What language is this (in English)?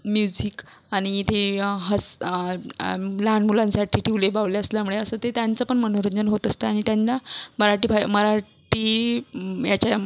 Marathi